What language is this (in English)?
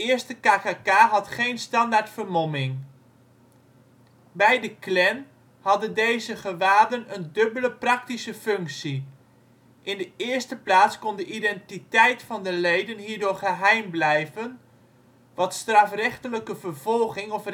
Dutch